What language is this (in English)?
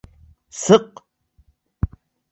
Bashkir